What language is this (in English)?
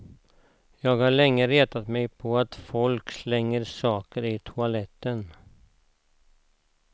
Swedish